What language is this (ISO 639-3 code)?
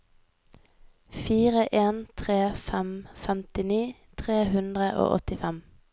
nor